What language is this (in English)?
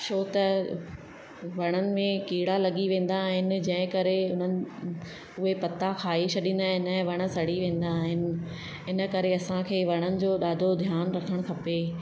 Sindhi